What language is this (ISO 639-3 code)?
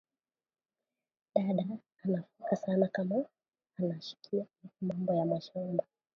swa